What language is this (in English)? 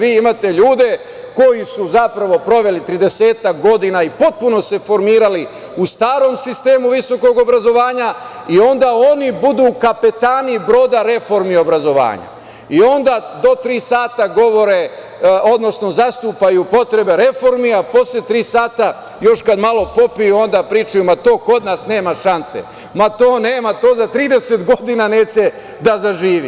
Serbian